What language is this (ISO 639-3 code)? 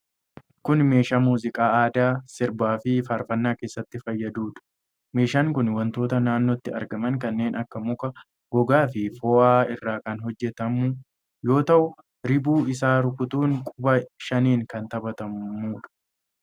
orm